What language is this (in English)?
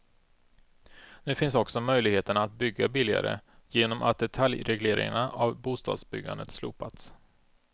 Swedish